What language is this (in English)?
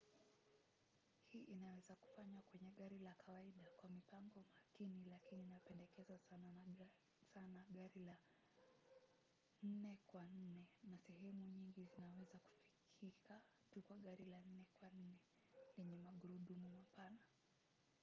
Swahili